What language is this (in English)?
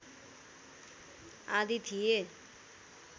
Nepali